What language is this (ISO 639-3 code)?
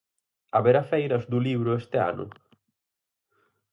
glg